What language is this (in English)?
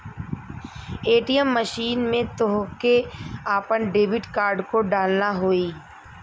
Bhojpuri